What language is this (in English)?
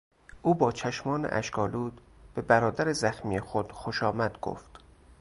Persian